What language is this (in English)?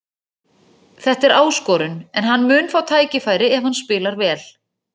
Icelandic